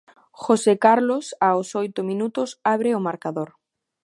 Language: Galician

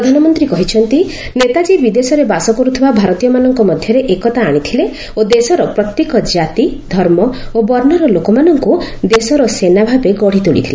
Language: Odia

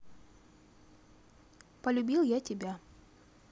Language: Russian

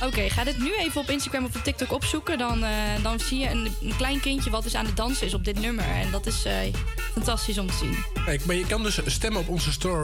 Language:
Dutch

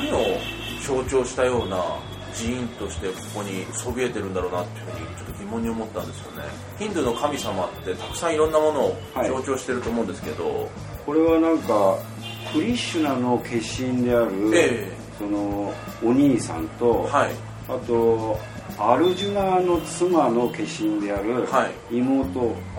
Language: Japanese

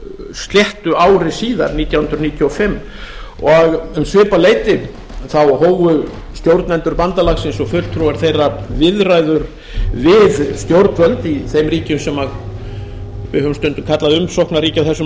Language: Icelandic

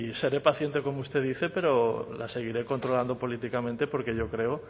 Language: Spanish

